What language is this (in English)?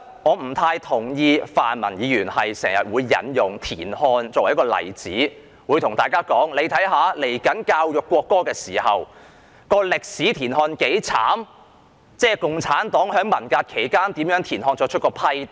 Cantonese